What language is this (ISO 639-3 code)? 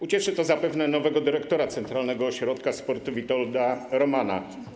pol